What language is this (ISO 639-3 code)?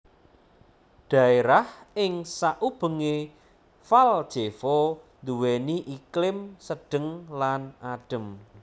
jav